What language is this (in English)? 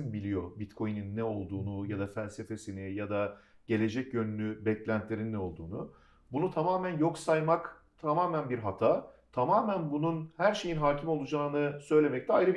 Turkish